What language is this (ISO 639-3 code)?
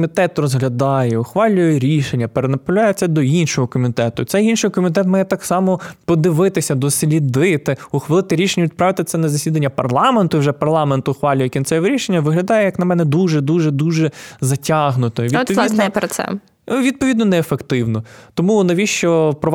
ukr